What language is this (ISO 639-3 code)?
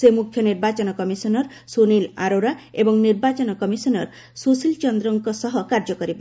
ori